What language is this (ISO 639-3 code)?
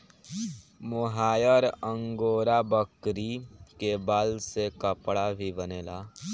bho